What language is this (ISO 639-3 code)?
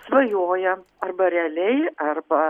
lit